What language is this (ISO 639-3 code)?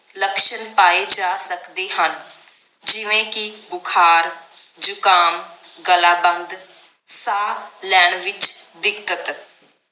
pan